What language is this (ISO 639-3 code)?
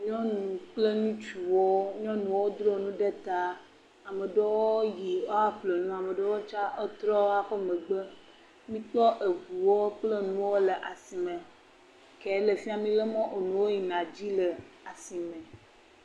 ewe